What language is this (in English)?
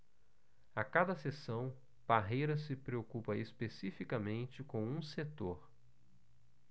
Portuguese